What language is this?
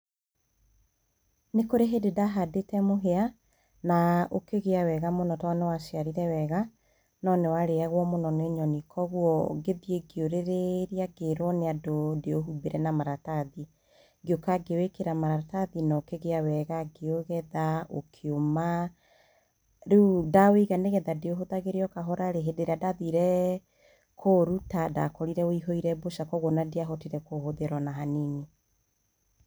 Kikuyu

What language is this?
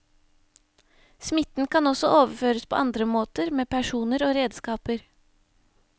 Norwegian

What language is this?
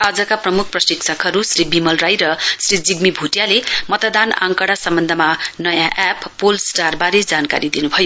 Nepali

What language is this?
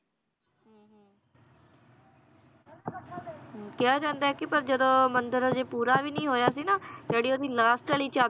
Punjabi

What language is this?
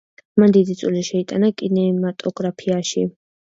Georgian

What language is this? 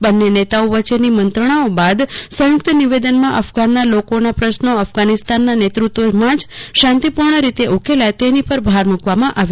Gujarati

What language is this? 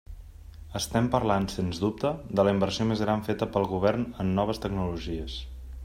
Catalan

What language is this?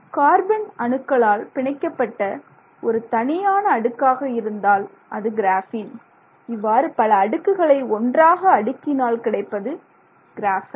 Tamil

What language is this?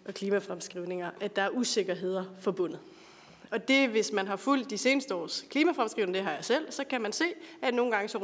Danish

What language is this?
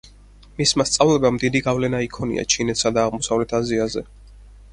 Georgian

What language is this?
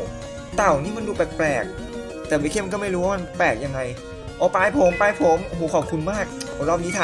Thai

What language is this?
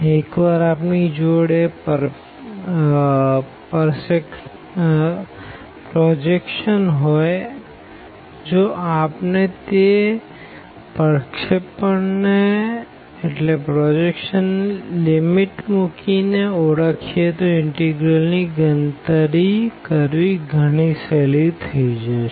Gujarati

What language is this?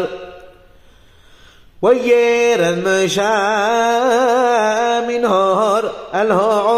Arabic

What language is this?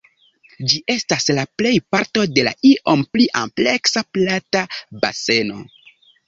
Esperanto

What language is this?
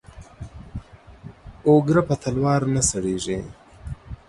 Pashto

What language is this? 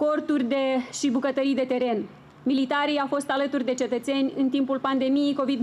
Romanian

